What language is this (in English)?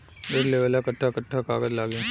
Bhojpuri